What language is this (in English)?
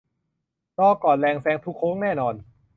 Thai